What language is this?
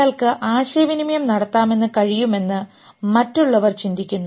Malayalam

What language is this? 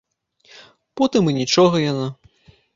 Belarusian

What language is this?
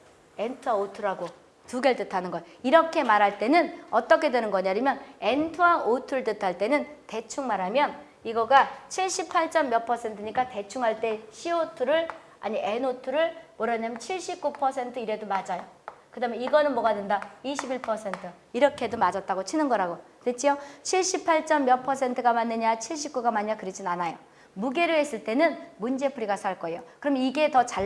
Korean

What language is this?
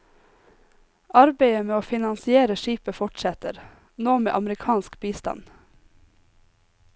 Norwegian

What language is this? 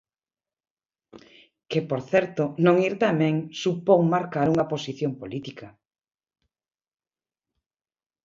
Galician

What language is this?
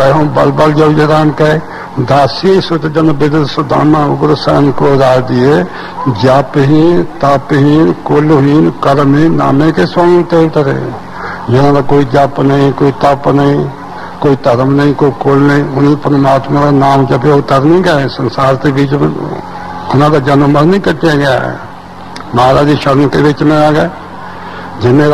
Punjabi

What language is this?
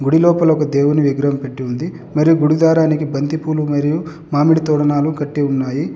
Telugu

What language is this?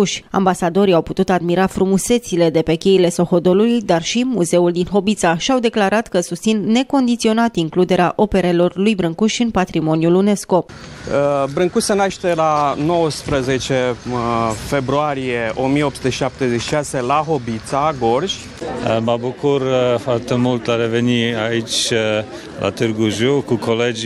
Romanian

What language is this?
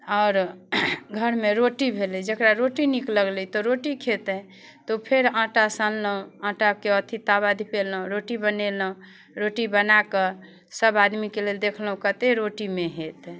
Maithili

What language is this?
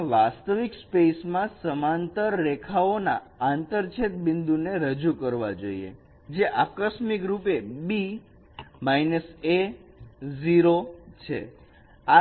Gujarati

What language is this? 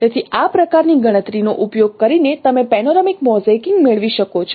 Gujarati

